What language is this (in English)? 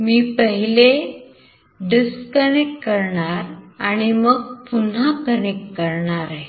Marathi